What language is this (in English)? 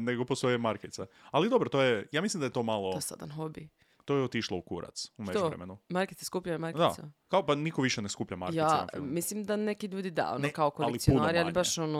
Croatian